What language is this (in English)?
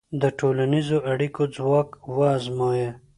Pashto